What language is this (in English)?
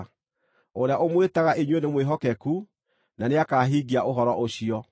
Kikuyu